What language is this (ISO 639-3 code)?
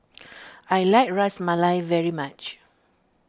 eng